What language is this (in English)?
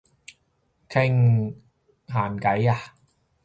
Cantonese